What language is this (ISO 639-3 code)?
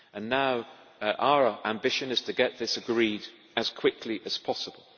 eng